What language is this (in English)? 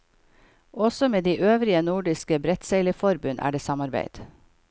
Norwegian